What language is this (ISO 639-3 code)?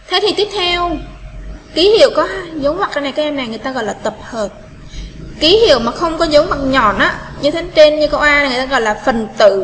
vie